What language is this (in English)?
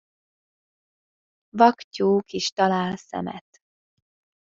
Hungarian